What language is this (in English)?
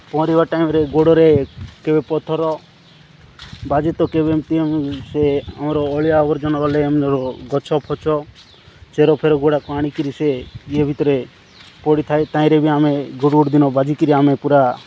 Odia